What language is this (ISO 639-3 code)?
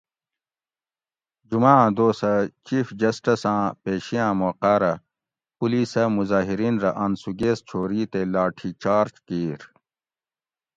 gwc